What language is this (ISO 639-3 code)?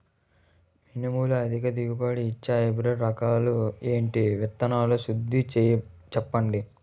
tel